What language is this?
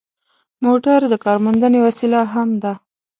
Pashto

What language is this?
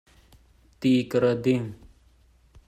Hakha Chin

